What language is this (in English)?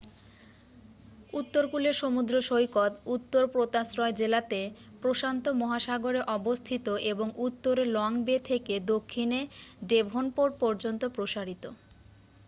Bangla